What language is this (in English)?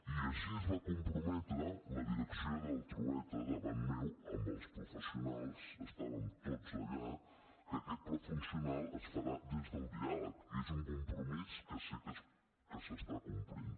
Catalan